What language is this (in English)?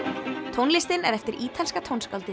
Icelandic